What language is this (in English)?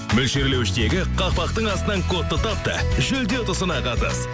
Kazakh